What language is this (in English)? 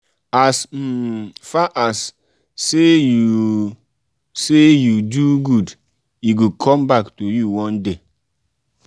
Nigerian Pidgin